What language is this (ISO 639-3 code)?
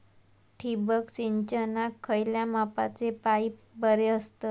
mar